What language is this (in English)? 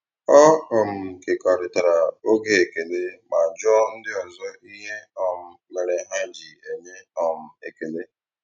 Igbo